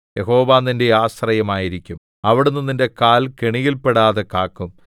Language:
Malayalam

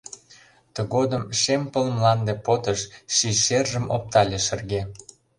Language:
Mari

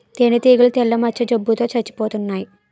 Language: Telugu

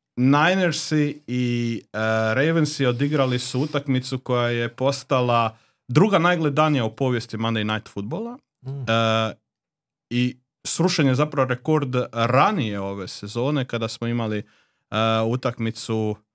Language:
Croatian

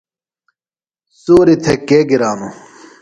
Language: Phalura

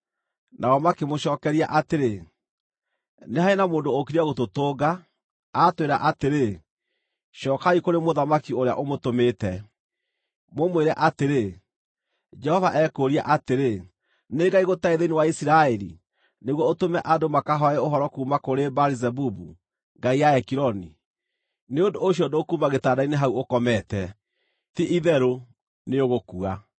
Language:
Kikuyu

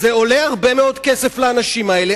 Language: Hebrew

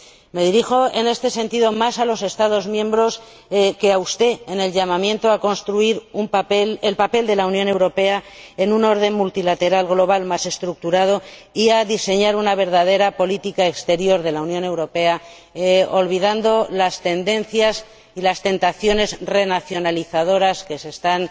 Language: Spanish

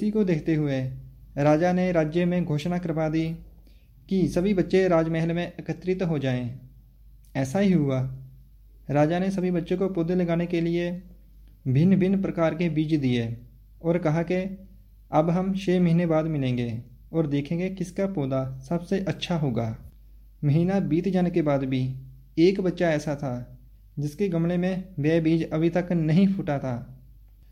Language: Hindi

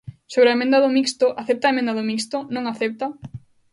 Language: Galician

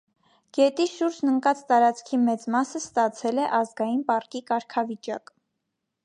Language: Armenian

